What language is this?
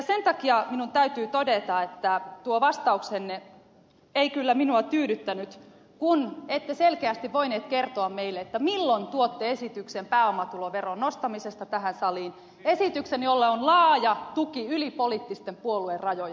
Finnish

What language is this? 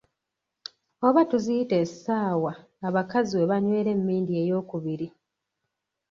Ganda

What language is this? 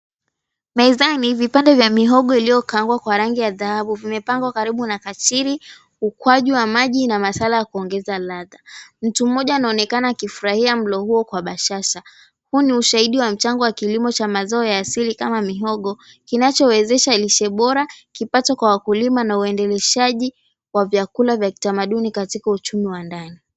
Swahili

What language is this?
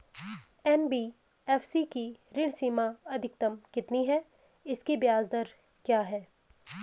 Hindi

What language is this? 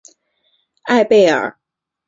Chinese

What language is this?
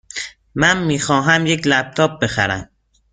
Persian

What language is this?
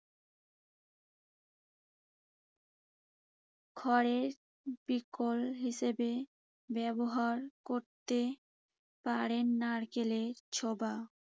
Bangla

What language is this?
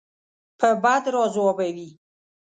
Pashto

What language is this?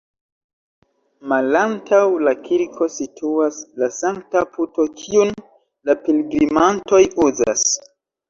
Esperanto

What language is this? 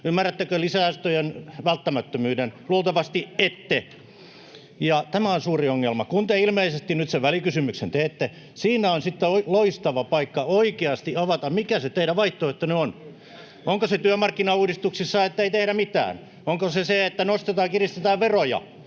Finnish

